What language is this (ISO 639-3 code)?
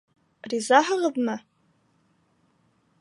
bak